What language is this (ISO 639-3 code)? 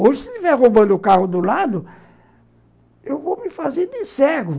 por